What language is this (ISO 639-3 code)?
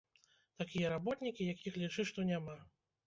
bel